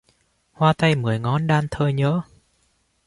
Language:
Vietnamese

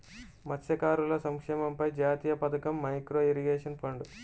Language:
Telugu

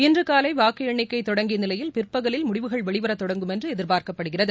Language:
Tamil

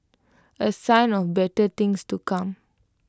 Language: English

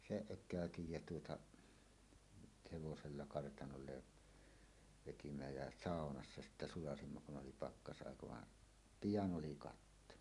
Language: Finnish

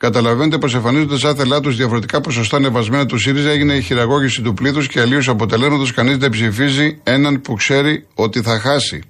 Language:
Greek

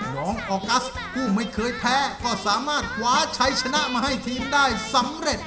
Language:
Thai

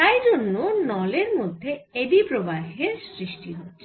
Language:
Bangla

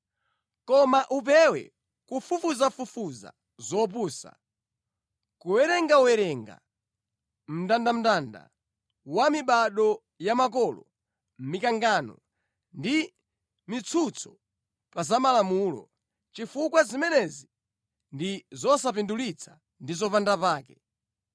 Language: Nyanja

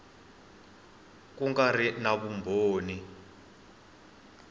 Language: Tsonga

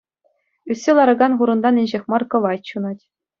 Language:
Chuvash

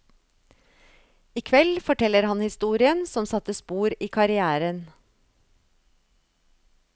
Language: Norwegian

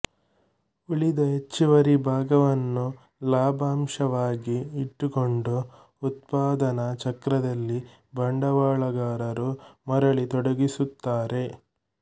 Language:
Kannada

